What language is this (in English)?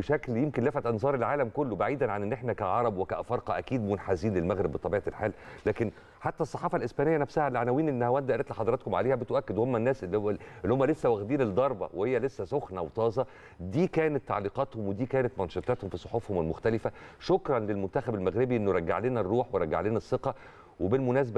Arabic